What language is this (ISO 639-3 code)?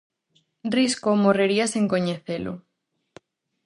glg